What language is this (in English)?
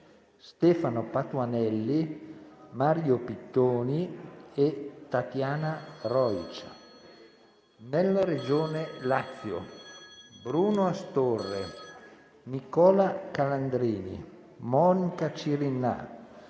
Italian